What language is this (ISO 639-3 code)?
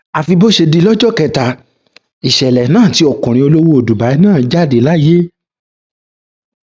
yor